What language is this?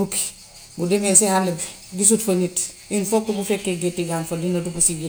Gambian Wolof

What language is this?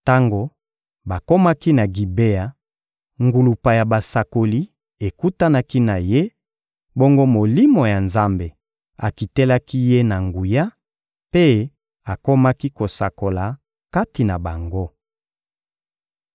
Lingala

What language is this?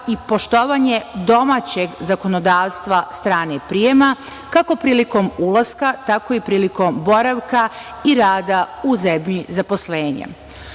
Serbian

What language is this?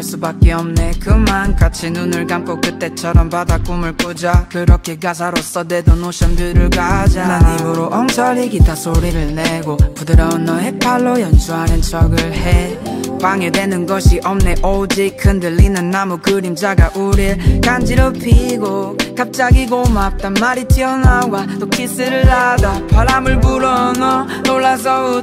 Korean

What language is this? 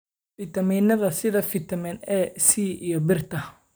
Somali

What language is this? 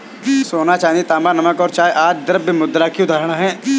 Hindi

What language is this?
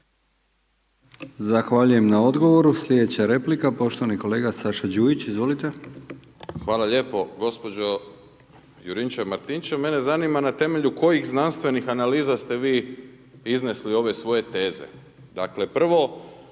Croatian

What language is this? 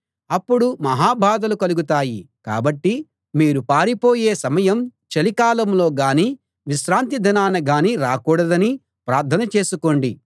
Telugu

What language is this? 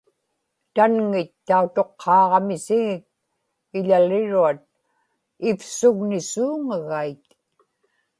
Inupiaq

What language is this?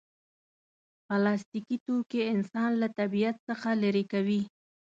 Pashto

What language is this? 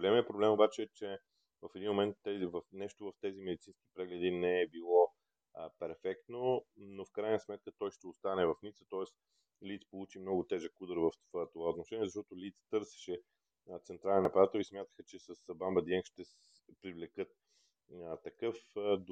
Bulgarian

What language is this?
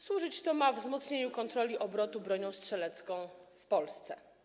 Polish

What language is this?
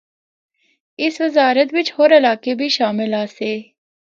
Northern Hindko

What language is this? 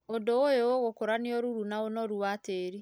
Kikuyu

